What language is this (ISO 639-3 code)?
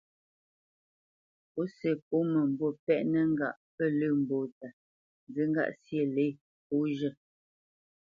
bce